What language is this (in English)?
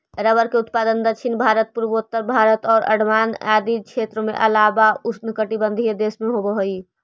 Magahi